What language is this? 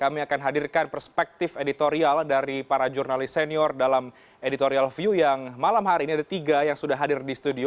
Indonesian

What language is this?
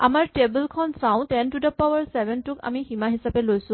Assamese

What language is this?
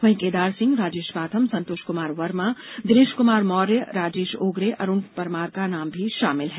Hindi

